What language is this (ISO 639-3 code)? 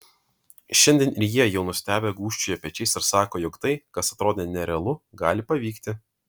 lit